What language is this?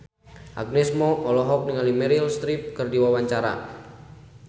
Sundanese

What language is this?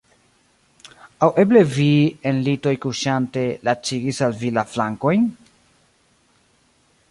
Esperanto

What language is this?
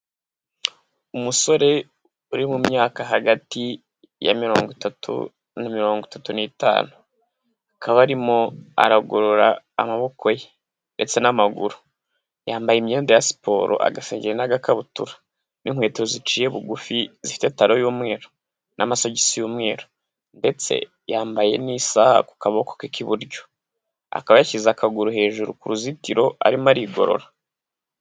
Kinyarwanda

